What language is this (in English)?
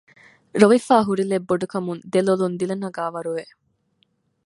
Divehi